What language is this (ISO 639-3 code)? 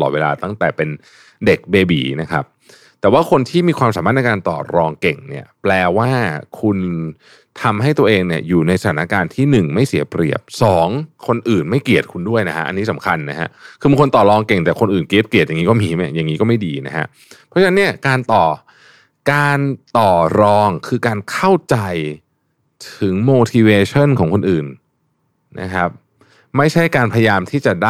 tha